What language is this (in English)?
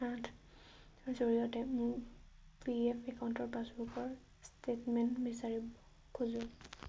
Assamese